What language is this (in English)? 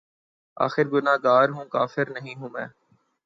Urdu